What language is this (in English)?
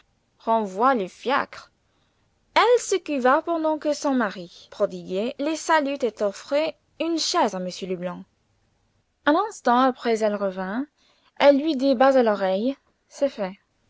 French